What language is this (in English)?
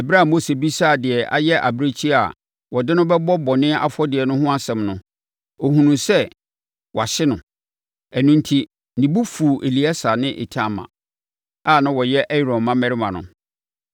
Akan